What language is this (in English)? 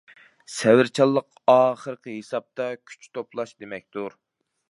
Uyghur